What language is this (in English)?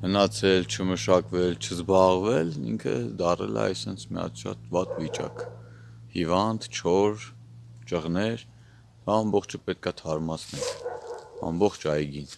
Turkish